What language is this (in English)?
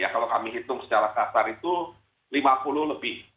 Indonesian